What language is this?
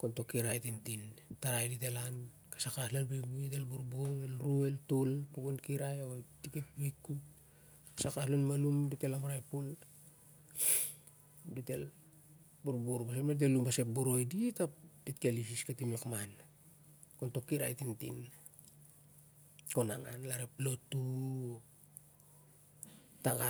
Siar-Lak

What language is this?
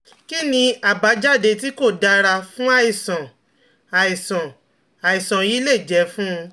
Yoruba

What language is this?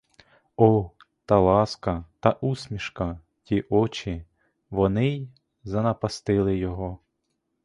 Ukrainian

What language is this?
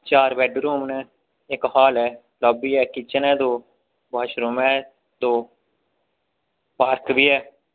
Dogri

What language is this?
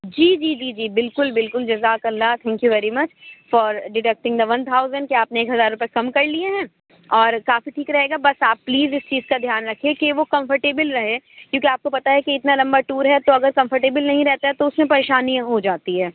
Urdu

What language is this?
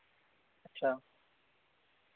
Dogri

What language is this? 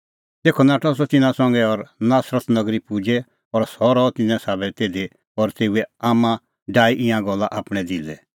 Kullu Pahari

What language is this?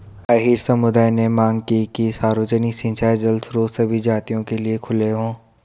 Hindi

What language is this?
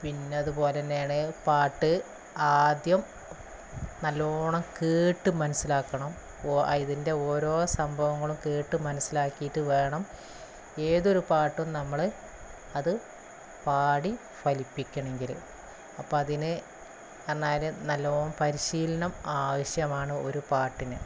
Malayalam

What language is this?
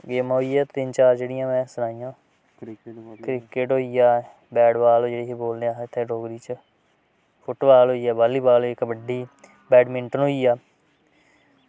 Dogri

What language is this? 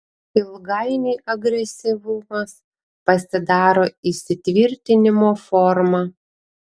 Lithuanian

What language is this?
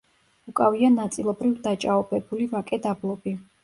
Georgian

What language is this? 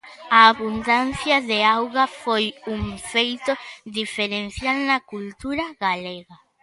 Galician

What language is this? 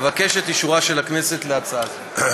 Hebrew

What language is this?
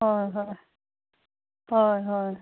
Assamese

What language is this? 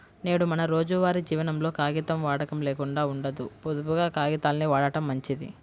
Telugu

